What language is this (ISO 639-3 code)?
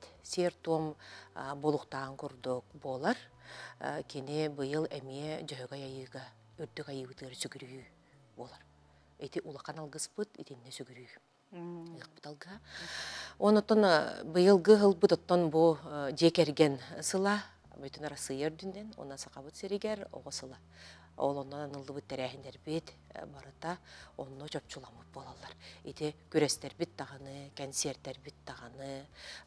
tur